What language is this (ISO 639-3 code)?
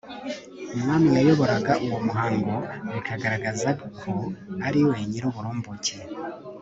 kin